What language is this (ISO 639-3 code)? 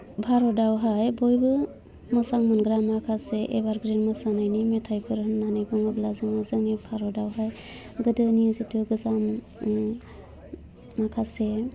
brx